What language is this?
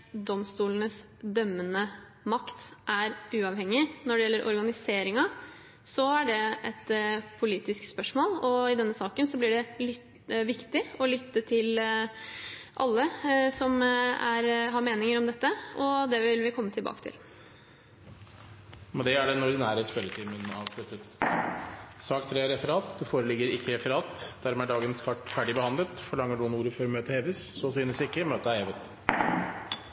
Norwegian Bokmål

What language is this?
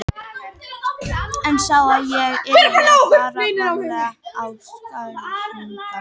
Icelandic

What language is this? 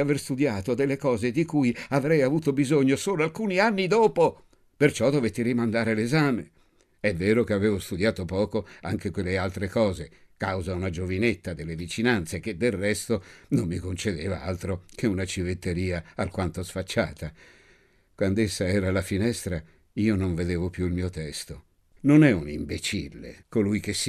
Italian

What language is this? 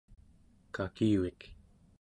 Central Yupik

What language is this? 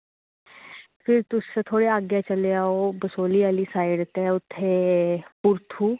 Dogri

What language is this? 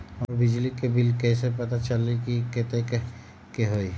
Magahi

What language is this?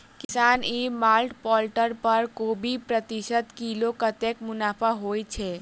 Maithili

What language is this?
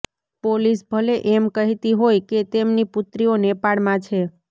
Gujarati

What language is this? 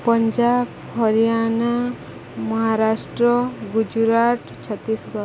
Odia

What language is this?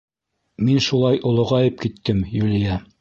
Bashkir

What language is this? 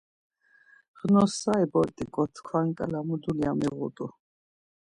Laz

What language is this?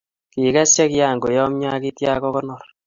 Kalenjin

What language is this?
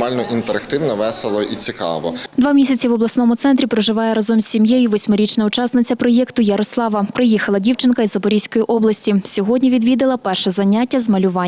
Ukrainian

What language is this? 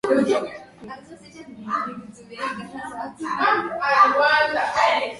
Swahili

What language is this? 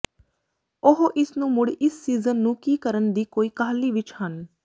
Punjabi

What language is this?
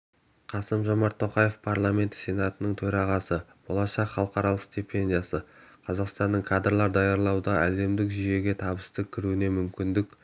Kazakh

